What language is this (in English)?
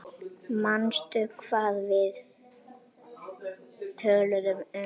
Icelandic